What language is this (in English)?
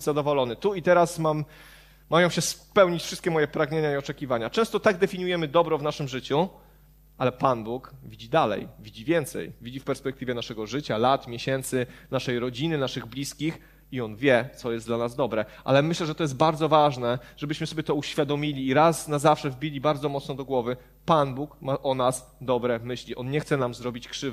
Polish